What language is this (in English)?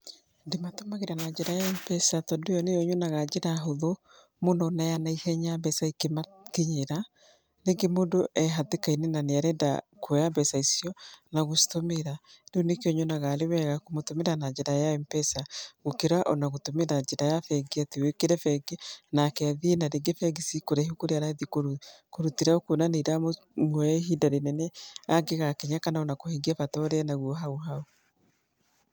Kikuyu